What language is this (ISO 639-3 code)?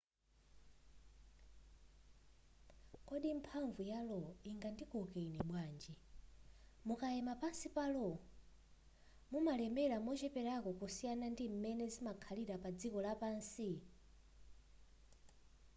nya